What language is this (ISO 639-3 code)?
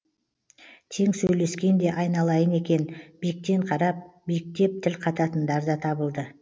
kaz